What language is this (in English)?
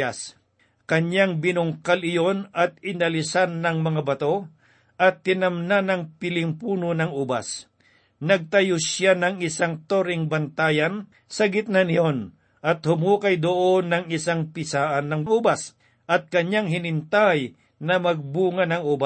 Filipino